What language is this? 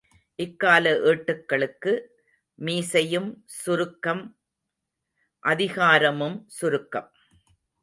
Tamil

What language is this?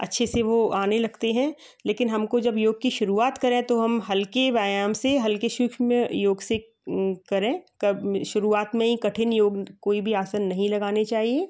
Hindi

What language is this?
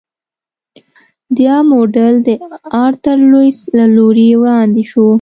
Pashto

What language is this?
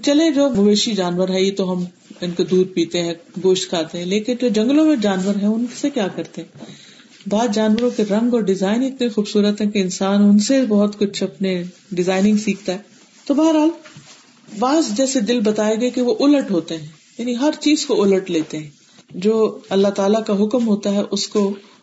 Urdu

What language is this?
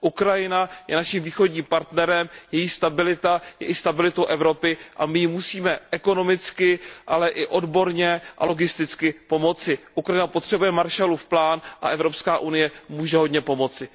Czech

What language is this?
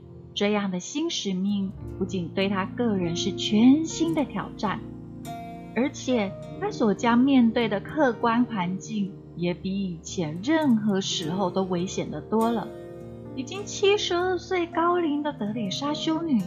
Chinese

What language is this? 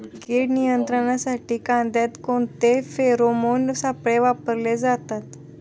Marathi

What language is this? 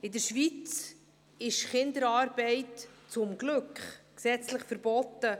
Swiss German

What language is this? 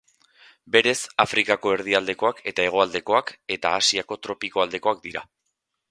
Basque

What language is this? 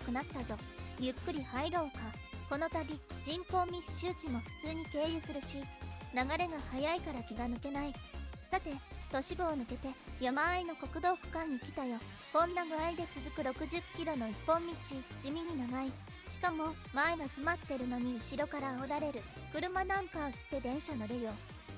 Japanese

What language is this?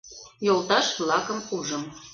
Mari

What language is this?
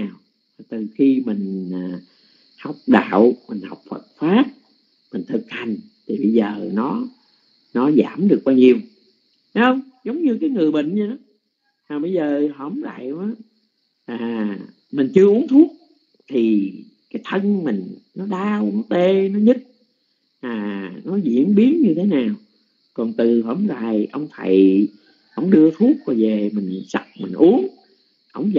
Vietnamese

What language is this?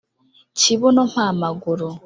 Kinyarwanda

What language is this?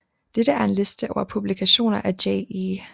Danish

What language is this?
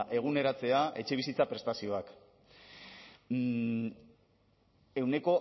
Basque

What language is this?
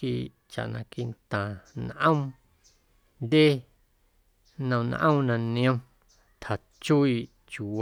Guerrero Amuzgo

